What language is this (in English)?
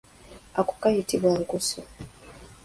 Ganda